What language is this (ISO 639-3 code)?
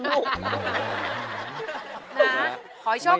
tha